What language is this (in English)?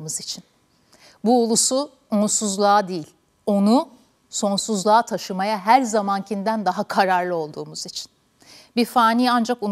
Turkish